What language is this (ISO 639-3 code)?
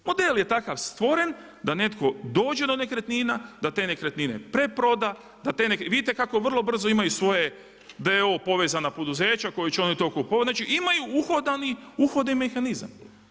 hrv